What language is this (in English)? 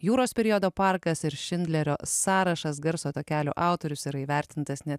Lithuanian